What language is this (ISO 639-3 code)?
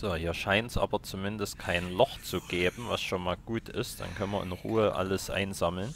deu